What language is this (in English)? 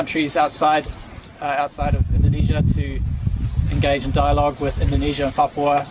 Indonesian